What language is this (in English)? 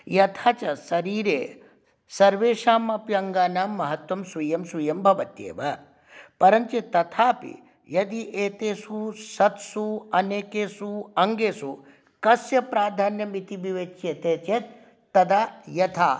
Sanskrit